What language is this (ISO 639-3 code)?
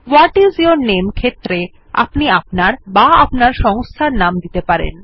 ben